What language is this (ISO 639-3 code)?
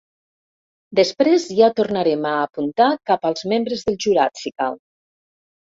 cat